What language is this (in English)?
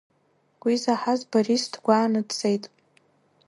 Abkhazian